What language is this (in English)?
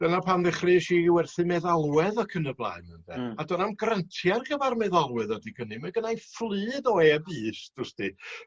Welsh